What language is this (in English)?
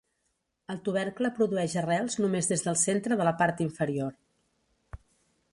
Catalan